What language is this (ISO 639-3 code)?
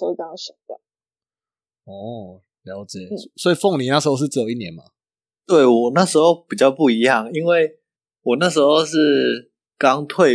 zho